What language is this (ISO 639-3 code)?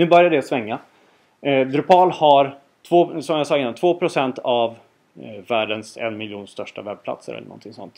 swe